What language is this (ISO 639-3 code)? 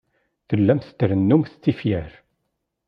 kab